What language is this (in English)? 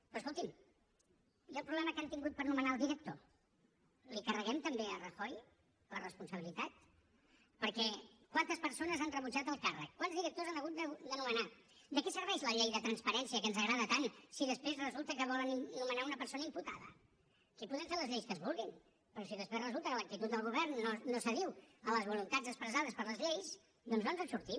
Catalan